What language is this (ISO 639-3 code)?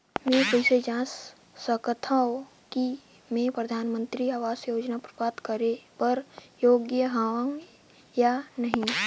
hne